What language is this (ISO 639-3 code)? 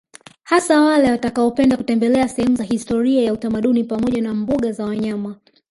swa